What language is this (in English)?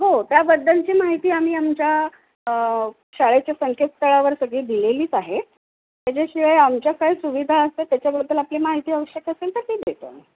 Marathi